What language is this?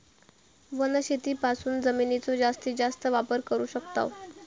Marathi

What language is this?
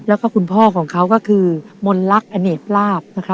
Thai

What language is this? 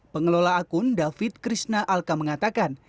Indonesian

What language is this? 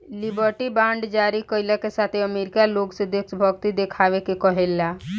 Bhojpuri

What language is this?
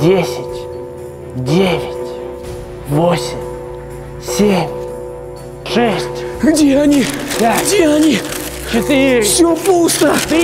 Russian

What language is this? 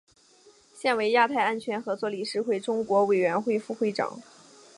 Chinese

